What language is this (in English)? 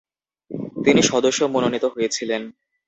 Bangla